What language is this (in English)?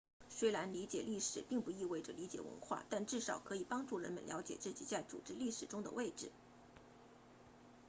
Chinese